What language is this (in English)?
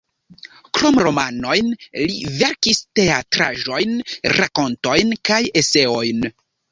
Esperanto